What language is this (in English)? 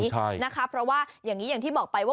Thai